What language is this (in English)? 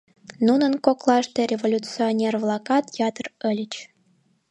Mari